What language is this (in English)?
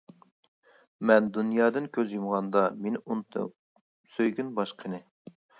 Uyghur